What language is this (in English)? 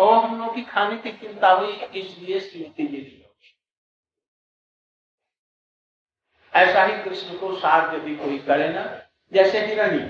Hindi